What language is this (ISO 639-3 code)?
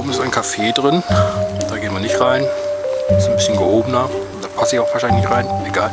deu